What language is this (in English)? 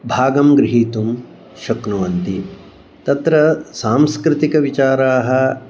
Sanskrit